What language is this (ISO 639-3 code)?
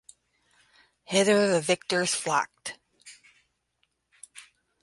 eng